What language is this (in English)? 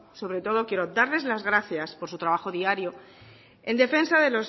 Spanish